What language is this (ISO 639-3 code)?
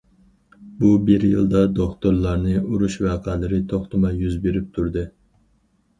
uig